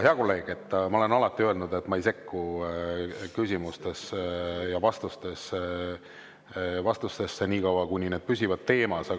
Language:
Estonian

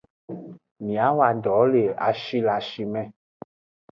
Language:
Aja (Benin)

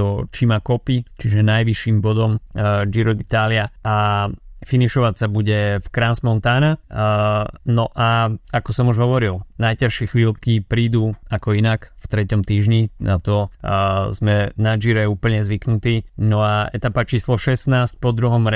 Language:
Slovak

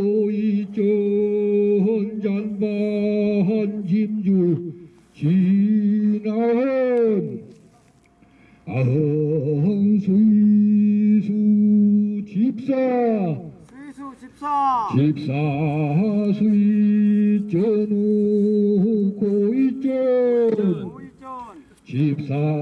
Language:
Korean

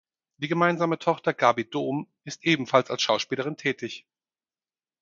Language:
German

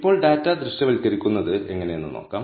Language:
Malayalam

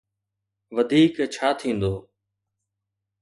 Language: Sindhi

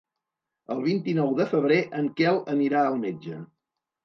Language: Catalan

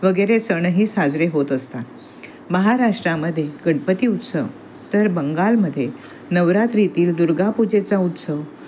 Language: Marathi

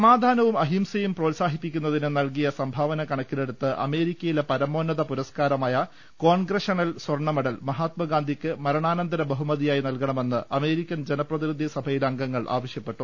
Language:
Malayalam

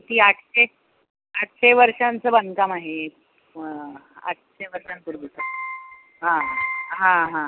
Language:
Marathi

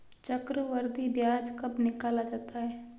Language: Hindi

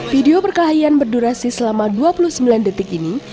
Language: Indonesian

